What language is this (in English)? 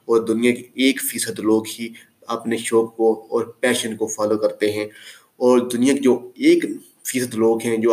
Urdu